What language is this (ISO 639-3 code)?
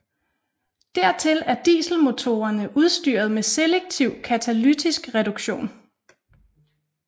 dan